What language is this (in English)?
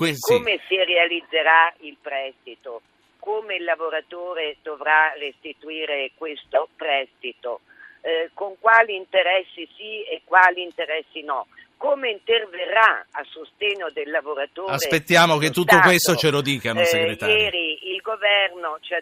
Italian